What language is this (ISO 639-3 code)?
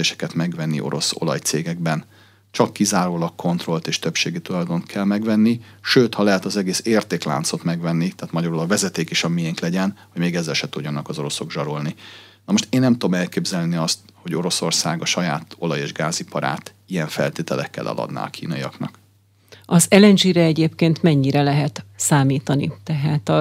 hun